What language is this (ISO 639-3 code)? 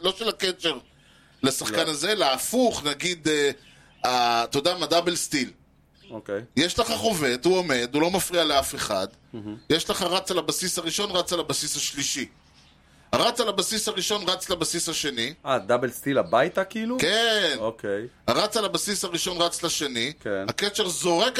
heb